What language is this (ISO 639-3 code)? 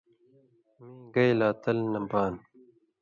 mvy